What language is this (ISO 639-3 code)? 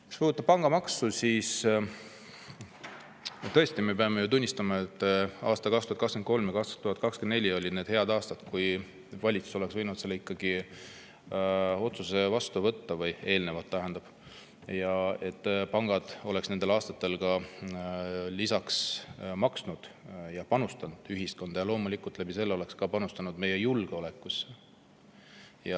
est